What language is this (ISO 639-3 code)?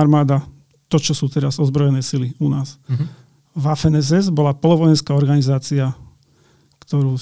slk